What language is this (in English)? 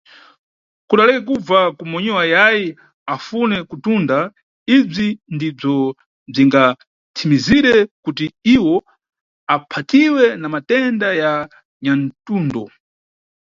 Nyungwe